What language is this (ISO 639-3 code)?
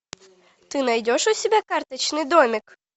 rus